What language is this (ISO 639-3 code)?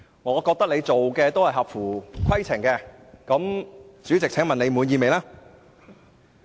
yue